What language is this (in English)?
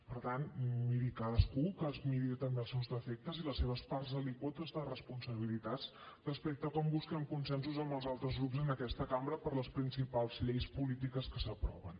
Catalan